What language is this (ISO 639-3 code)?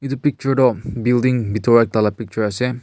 nag